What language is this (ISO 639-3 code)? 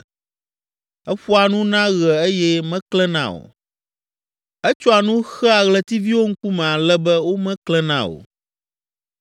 ewe